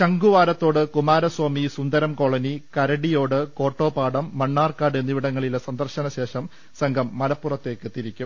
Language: Malayalam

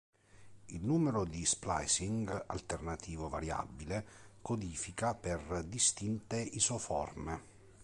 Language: Italian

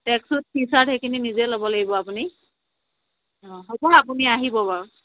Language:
Assamese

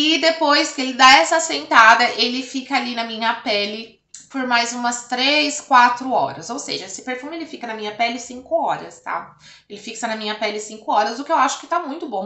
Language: Portuguese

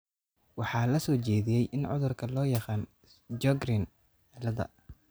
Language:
Somali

